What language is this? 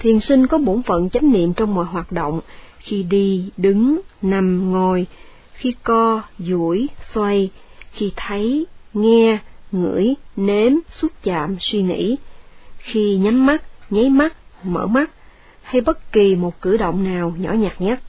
Vietnamese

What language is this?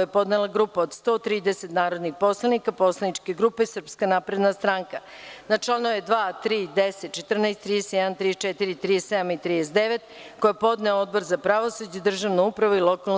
Serbian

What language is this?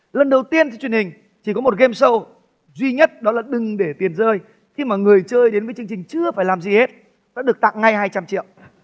Vietnamese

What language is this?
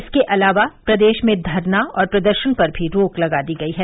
Hindi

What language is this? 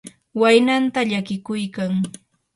Yanahuanca Pasco Quechua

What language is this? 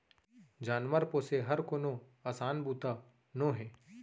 Chhattisgarhi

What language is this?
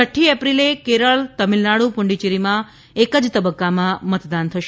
Gujarati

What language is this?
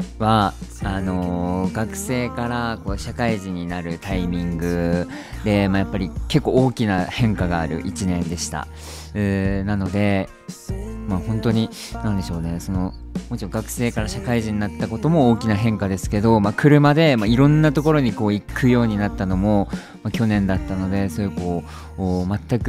Japanese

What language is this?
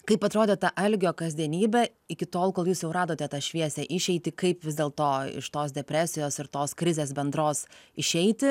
Lithuanian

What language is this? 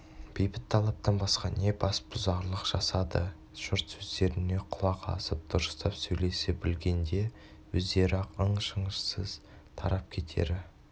Kazakh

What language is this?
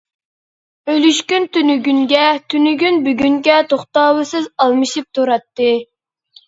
Uyghur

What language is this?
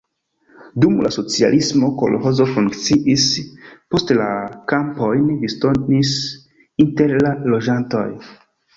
Esperanto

